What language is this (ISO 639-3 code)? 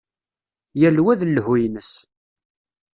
kab